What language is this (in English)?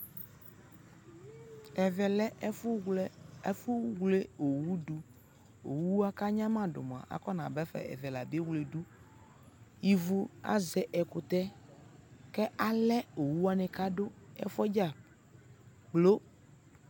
Ikposo